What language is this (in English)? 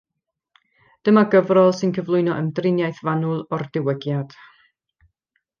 Welsh